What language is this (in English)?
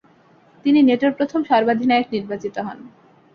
Bangla